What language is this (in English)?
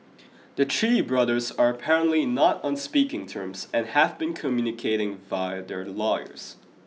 English